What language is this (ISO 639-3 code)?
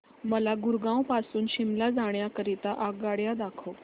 mar